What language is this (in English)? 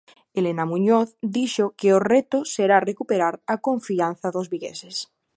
Galician